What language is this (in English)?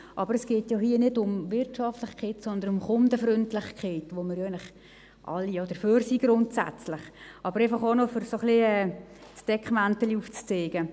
Swiss German